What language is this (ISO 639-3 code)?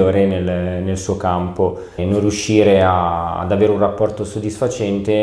ita